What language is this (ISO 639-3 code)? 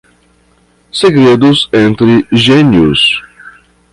por